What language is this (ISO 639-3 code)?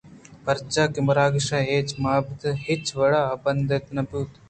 bgp